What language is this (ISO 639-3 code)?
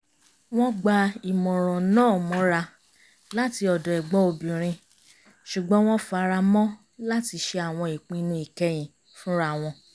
yor